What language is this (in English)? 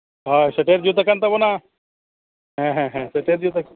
Santali